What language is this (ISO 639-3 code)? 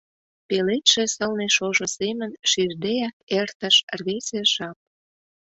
chm